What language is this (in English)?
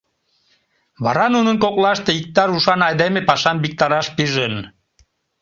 Mari